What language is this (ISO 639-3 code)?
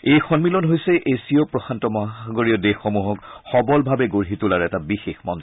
asm